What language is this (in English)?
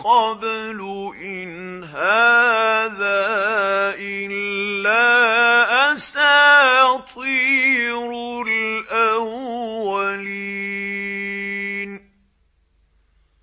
Arabic